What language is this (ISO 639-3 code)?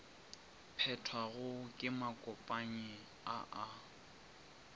nso